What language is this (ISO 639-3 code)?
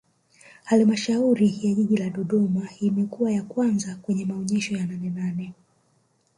swa